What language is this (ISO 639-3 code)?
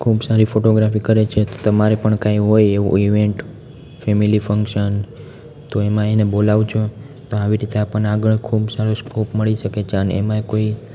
guj